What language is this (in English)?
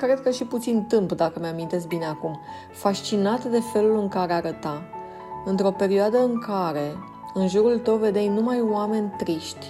Romanian